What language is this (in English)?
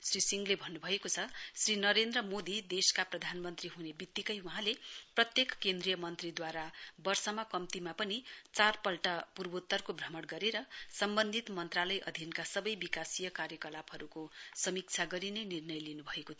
Nepali